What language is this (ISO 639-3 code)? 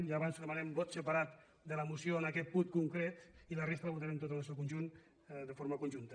cat